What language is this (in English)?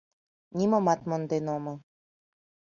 Mari